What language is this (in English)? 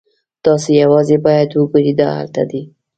Pashto